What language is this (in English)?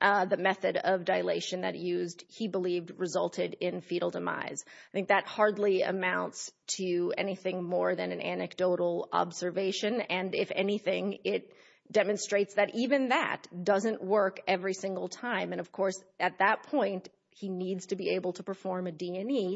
English